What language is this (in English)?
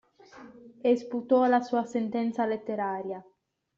Italian